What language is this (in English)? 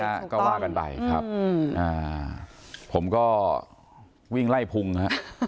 Thai